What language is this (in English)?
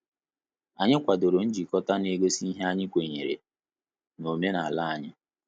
Igbo